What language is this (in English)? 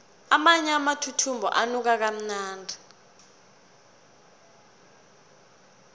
South Ndebele